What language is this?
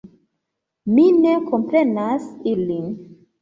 Esperanto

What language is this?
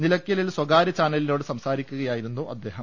Malayalam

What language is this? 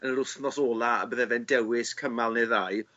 Welsh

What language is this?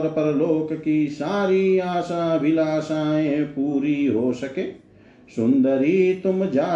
Hindi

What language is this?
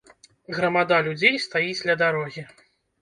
Belarusian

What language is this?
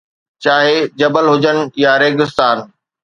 Sindhi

